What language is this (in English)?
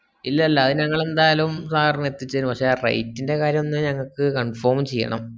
Malayalam